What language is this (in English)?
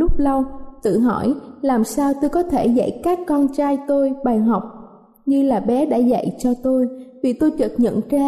Vietnamese